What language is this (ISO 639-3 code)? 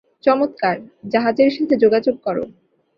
ben